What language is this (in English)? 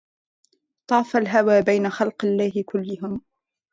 Arabic